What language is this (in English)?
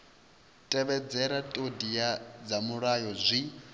Venda